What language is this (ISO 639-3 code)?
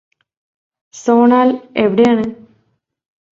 mal